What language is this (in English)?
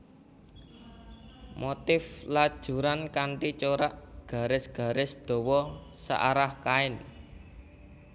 Javanese